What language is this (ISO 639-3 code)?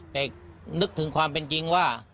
tha